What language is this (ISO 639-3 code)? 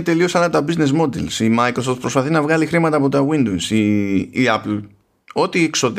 ell